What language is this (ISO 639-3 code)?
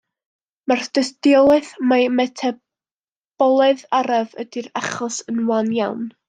cym